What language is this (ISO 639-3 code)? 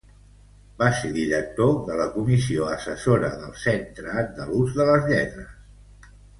cat